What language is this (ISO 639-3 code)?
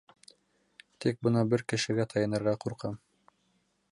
bak